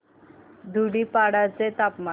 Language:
Marathi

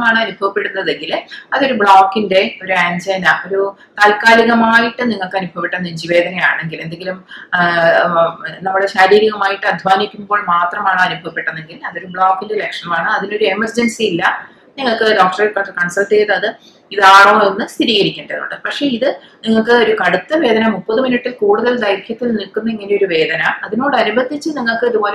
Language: Romanian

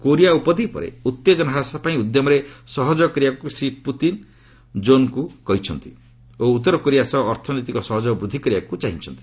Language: Odia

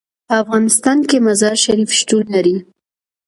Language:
Pashto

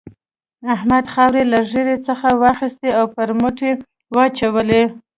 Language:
Pashto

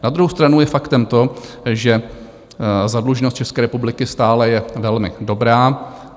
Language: Czech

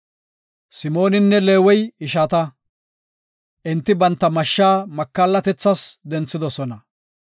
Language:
Gofa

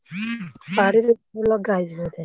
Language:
Odia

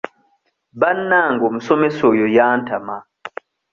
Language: Ganda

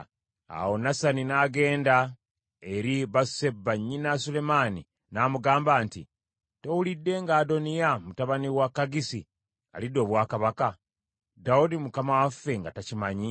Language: Ganda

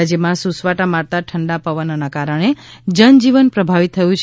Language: Gujarati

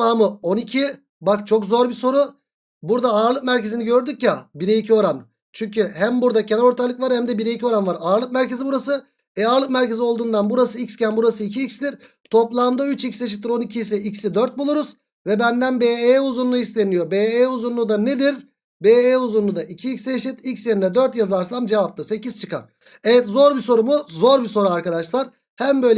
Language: Turkish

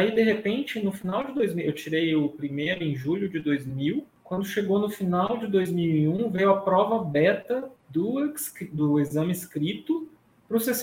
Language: Portuguese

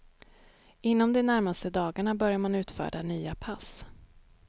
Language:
Swedish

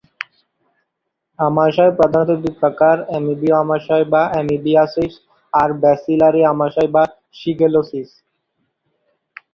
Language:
Bangla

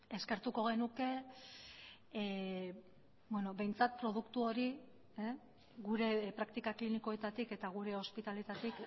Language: Basque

